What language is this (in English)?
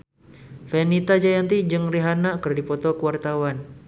Sundanese